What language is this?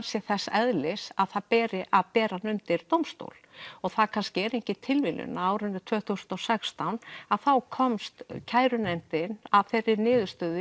Icelandic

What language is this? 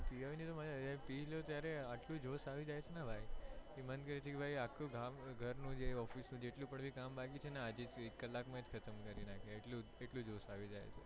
Gujarati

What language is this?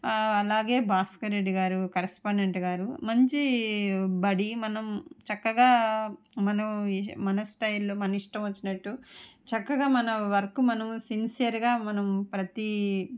Telugu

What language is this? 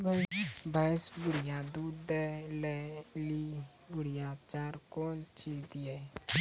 Maithili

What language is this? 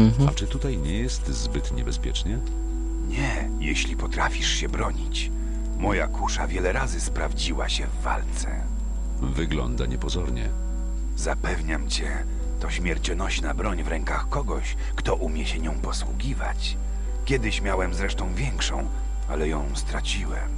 Polish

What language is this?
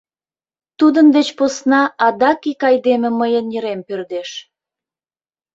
Mari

